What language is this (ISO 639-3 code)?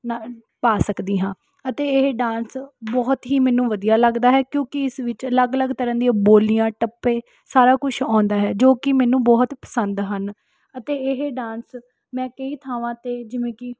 pan